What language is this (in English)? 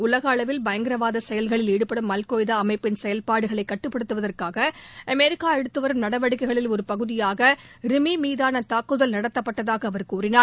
Tamil